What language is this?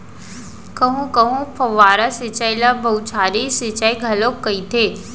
Chhattisgarhi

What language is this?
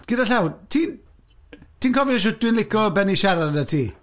Welsh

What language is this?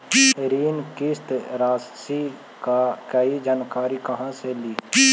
Magahi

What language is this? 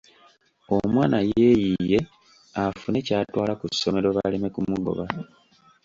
Ganda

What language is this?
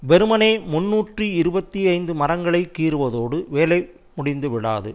Tamil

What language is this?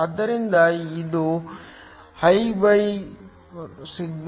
Kannada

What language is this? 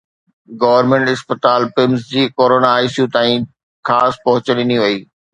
Sindhi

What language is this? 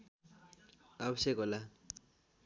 Nepali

